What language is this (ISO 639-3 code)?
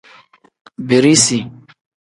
kdh